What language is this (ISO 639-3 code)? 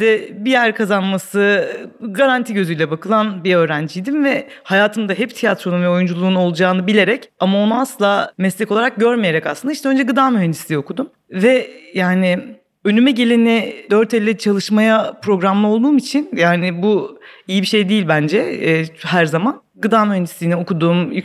tur